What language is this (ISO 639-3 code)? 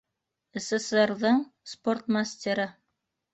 bak